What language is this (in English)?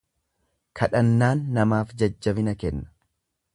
Oromo